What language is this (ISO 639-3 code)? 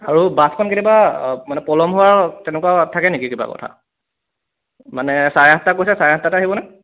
asm